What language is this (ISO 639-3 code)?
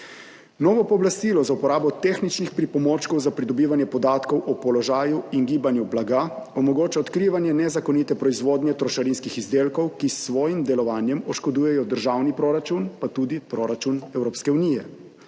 slv